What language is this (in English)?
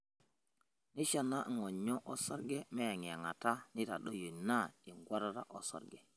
Masai